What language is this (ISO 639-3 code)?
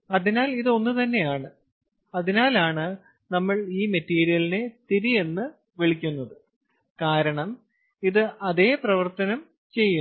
mal